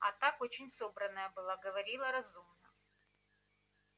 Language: Russian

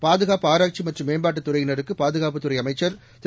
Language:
Tamil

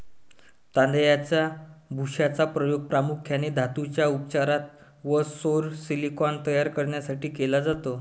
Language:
Marathi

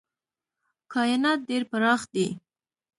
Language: Pashto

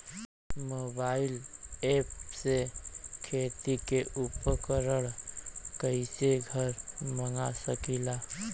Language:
Bhojpuri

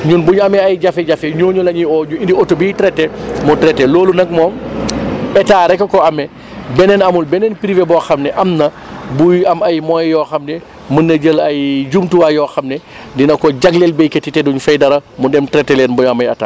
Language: Wolof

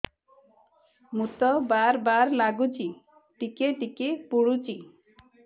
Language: Odia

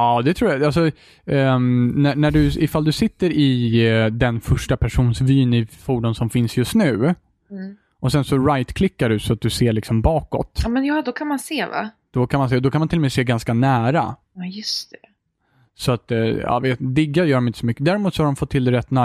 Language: Swedish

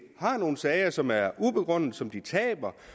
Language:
Danish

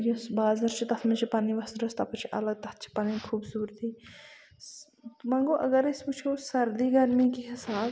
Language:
Kashmiri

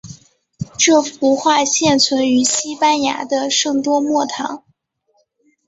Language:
Chinese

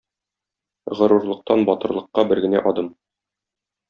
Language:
Tatar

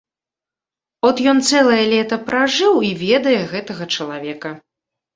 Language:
Belarusian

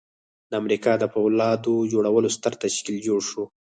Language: Pashto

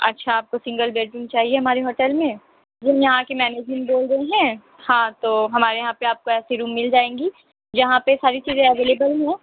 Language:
Urdu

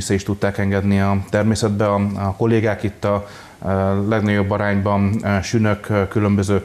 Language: Hungarian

